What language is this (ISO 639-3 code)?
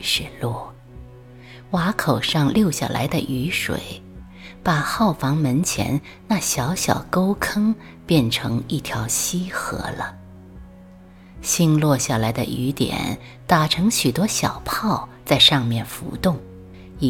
zho